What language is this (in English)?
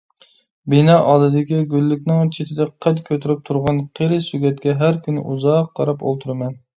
Uyghur